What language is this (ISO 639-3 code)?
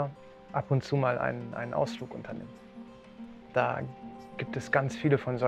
deu